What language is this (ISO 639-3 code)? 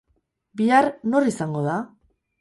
eus